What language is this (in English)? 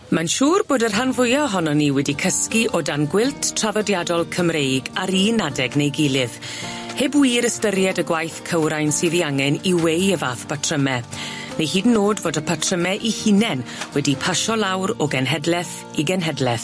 Welsh